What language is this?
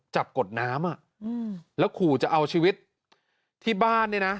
Thai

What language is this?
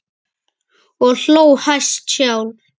Icelandic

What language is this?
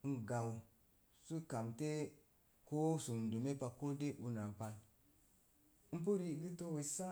Mom Jango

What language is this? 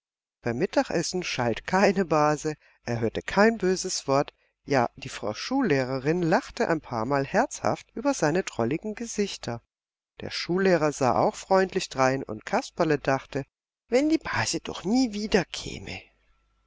German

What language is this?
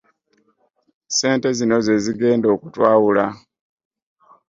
Ganda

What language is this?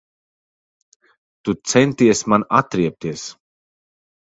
Latvian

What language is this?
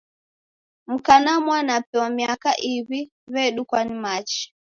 Taita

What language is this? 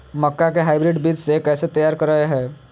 Magahi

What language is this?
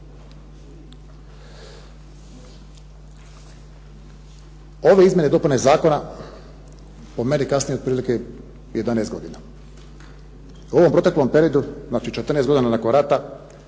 Croatian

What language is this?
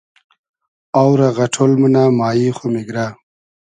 Hazaragi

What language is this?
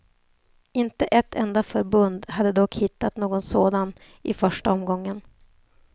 Swedish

